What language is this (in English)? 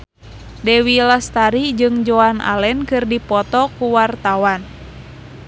Sundanese